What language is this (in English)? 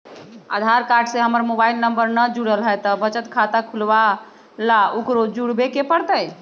Magahi